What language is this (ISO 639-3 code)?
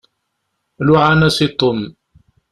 kab